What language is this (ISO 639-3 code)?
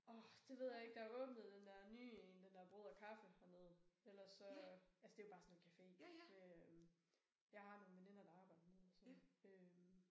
dan